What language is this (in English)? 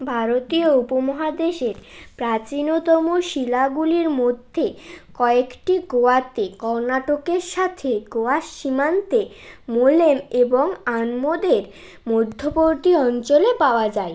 Bangla